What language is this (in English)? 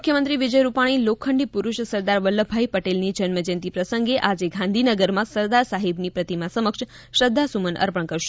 Gujarati